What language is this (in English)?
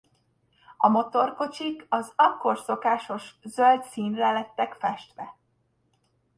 Hungarian